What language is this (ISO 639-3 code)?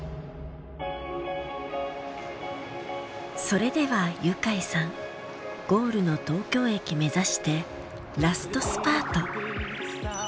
jpn